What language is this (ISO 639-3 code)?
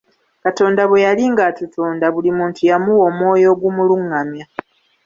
lug